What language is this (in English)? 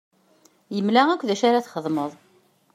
Kabyle